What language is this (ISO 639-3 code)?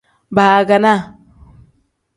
kdh